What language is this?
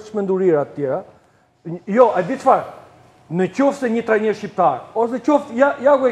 Romanian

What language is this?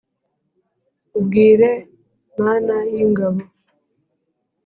Kinyarwanda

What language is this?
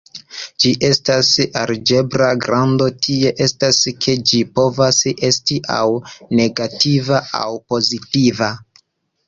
Esperanto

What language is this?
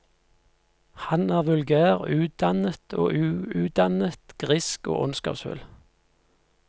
Norwegian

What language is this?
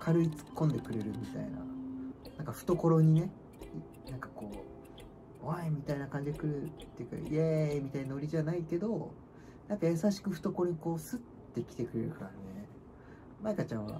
Japanese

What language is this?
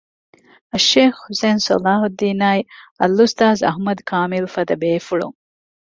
Divehi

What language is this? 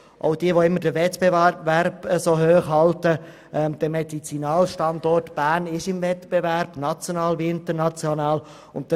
Swiss German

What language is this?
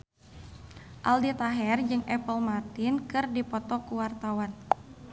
Sundanese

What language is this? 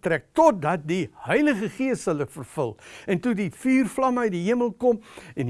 Dutch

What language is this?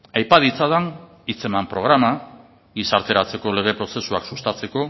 Basque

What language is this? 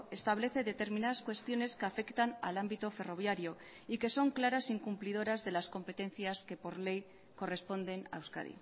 Spanish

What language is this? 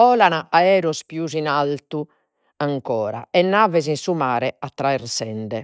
Sardinian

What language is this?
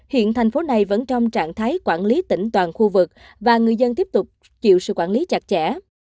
Vietnamese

